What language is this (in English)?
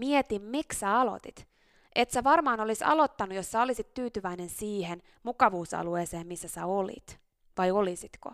Finnish